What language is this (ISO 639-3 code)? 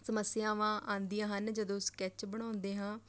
pan